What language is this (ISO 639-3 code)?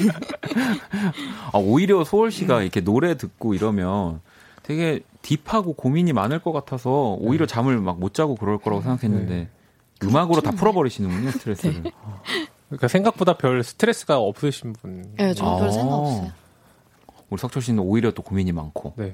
kor